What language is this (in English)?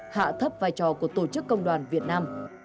Vietnamese